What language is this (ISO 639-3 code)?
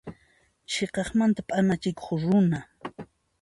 qxp